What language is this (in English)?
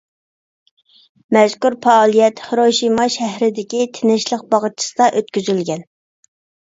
Uyghur